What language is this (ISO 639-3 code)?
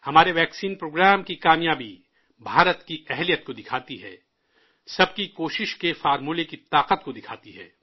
urd